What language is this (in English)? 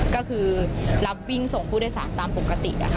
Thai